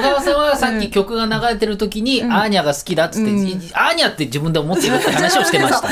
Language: Japanese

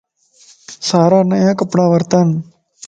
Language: Lasi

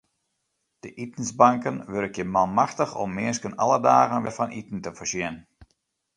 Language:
Western Frisian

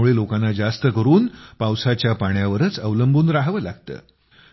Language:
Marathi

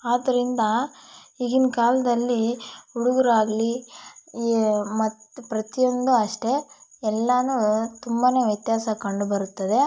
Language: Kannada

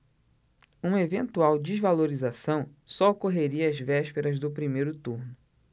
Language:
Portuguese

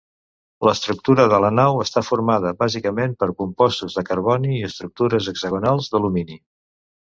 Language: Catalan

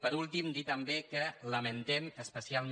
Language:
Catalan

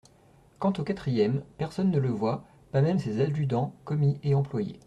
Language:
French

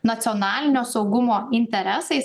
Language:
Lithuanian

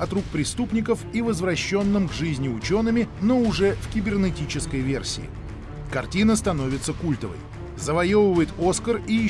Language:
Russian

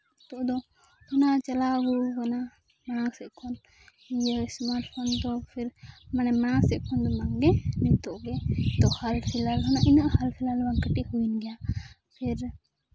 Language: Santali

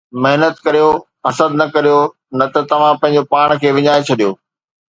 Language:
Sindhi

